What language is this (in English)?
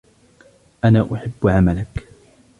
Arabic